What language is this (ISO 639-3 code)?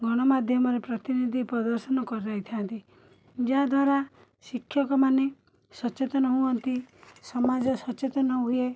ori